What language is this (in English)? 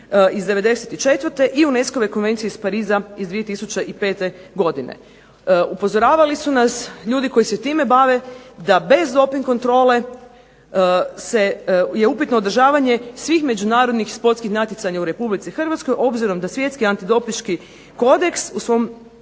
Croatian